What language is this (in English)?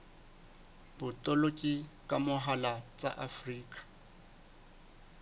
Southern Sotho